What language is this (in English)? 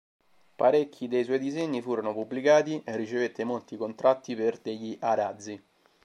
Italian